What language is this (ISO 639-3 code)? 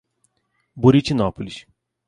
por